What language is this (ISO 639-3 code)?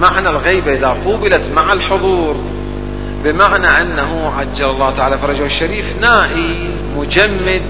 ara